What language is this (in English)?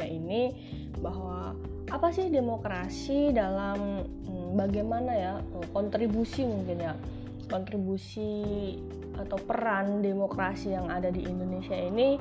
Indonesian